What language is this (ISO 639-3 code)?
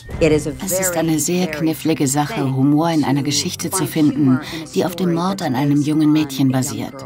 deu